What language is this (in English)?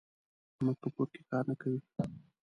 Pashto